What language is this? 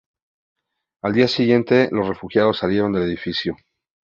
Spanish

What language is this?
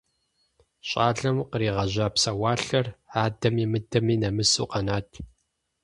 Kabardian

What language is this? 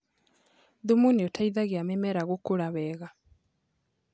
Kikuyu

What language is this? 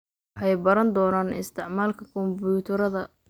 Somali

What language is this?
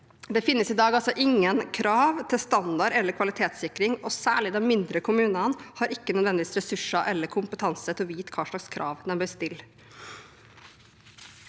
Norwegian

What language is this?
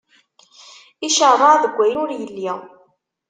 Kabyle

